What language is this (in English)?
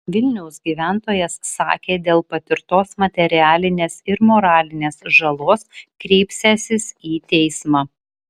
Lithuanian